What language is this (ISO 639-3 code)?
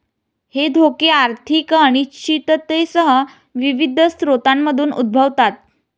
mar